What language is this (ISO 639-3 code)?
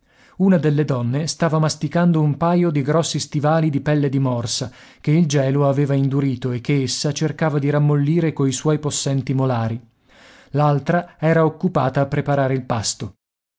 ita